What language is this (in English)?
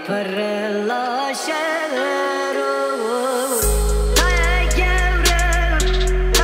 Turkish